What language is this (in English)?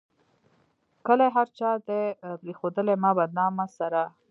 Pashto